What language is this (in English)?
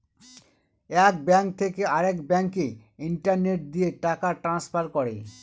Bangla